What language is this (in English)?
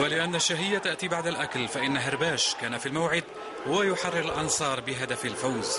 Arabic